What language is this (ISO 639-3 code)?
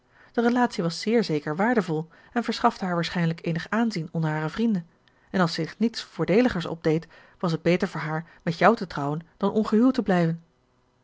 nld